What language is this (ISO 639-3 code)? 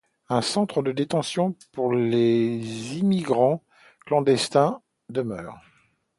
fra